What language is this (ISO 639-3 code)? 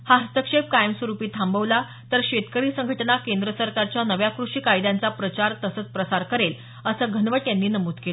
mar